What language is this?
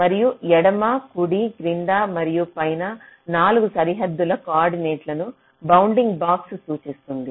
Telugu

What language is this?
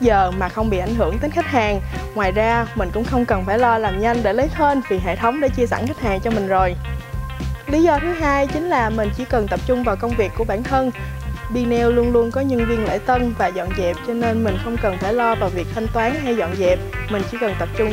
Vietnamese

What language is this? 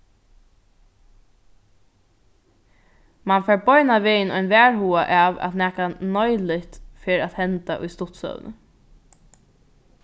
Faroese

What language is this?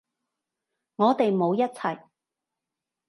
Cantonese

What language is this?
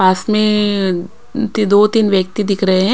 Hindi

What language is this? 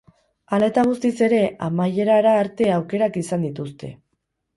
Basque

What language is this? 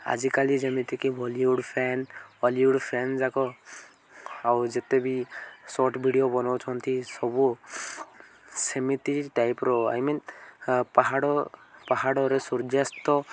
Odia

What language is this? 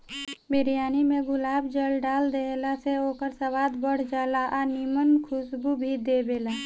Bhojpuri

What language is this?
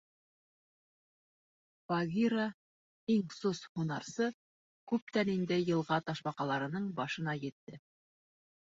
Bashkir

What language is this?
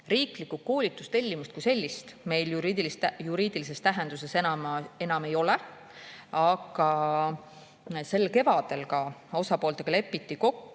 Estonian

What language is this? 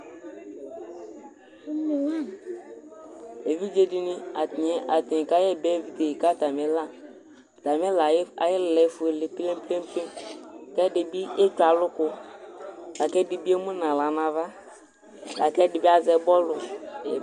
Ikposo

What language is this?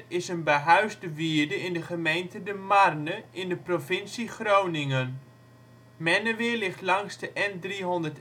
Dutch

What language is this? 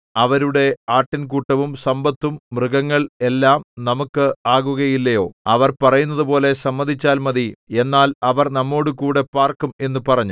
Malayalam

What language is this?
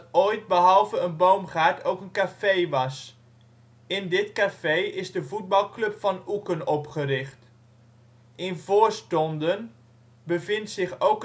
Dutch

